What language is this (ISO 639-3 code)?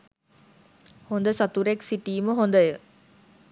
sin